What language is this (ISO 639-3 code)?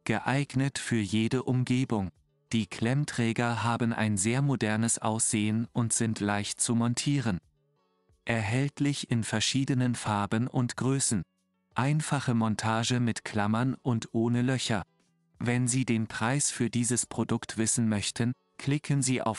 deu